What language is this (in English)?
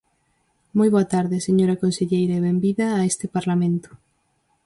Galician